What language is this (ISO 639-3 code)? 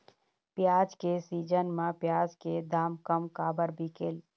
hne